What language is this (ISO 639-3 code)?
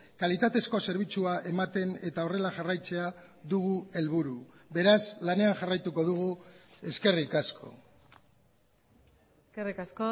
eus